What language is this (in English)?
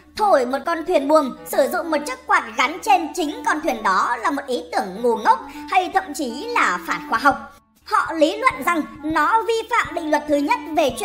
Vietnamese